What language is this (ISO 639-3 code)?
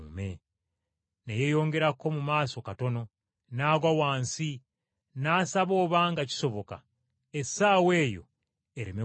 lug